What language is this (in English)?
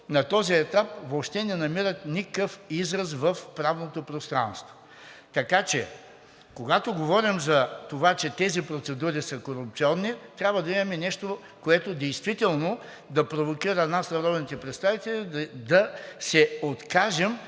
Bulgarian